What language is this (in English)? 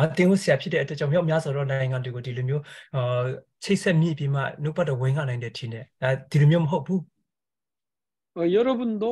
Korean